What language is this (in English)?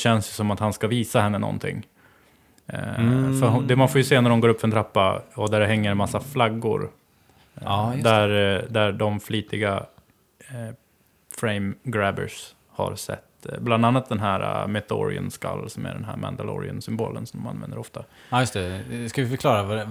Swedish